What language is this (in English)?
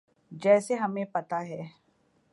Urdu